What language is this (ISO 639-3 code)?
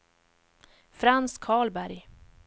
swe